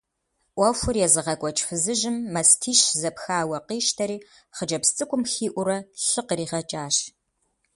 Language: Kabardian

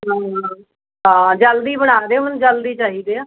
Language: Punjabi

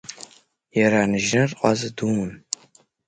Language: Abkhazian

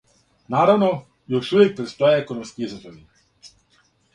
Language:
Serbian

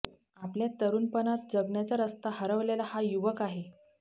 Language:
Marathi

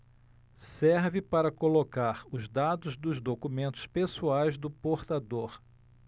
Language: Portuguese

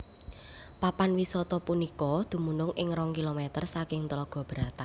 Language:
Javanese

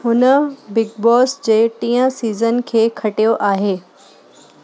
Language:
Sindhi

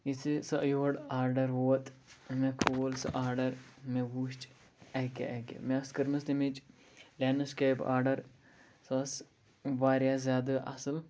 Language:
Kashmiri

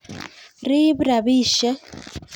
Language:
Kalenjin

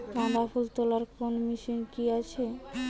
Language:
Bangla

